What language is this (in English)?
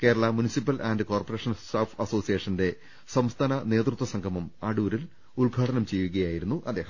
Malayalam